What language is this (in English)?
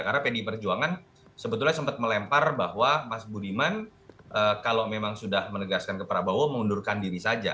Indonesian